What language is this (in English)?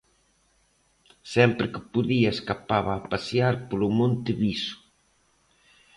Galician